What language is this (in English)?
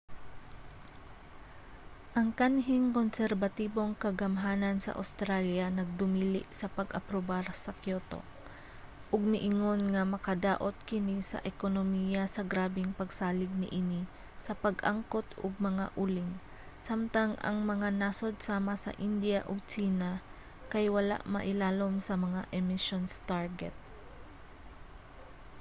Cebuano